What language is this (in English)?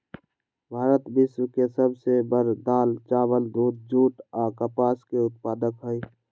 Magahi